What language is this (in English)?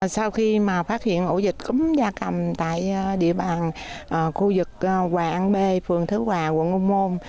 Vietnamese